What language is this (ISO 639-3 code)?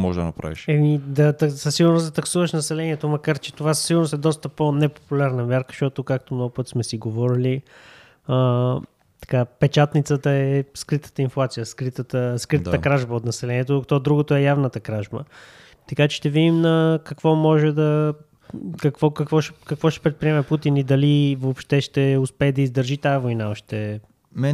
bul